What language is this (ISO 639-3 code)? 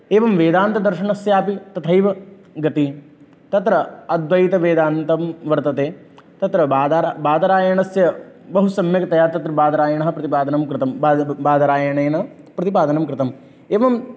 san